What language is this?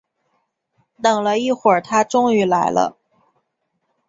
Chinese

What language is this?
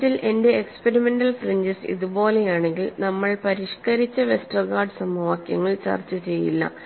Malayalam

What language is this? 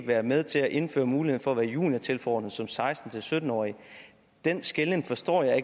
Danish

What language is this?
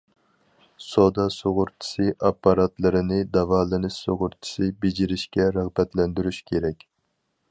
Uyghur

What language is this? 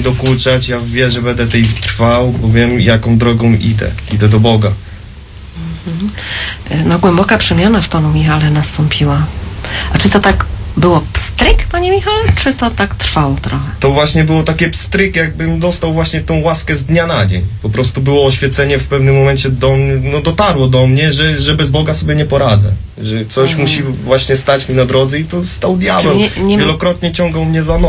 Polish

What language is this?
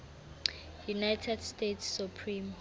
Southern Sotho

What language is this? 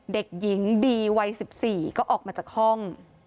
Thai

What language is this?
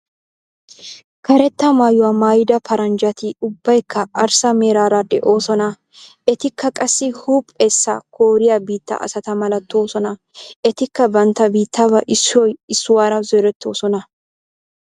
Wolaytta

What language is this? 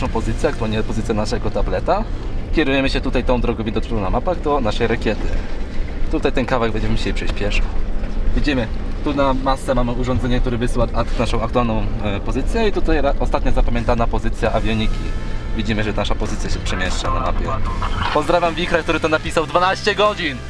Polish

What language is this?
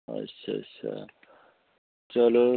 Dogri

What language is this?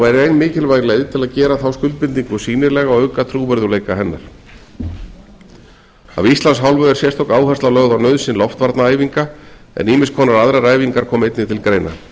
Icelandic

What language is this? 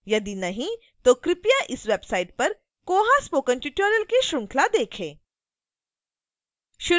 Hindi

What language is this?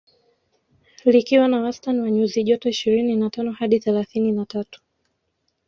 Swahili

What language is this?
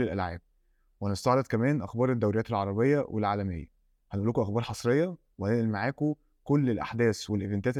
Arabic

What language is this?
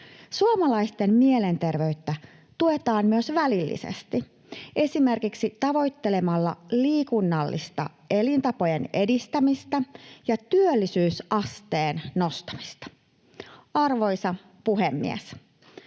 Finnish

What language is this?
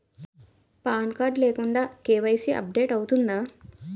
Telugu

